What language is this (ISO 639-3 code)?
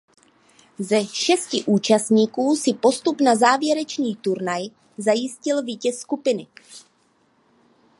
ces